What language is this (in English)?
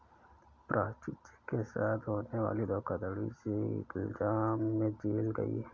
Hindi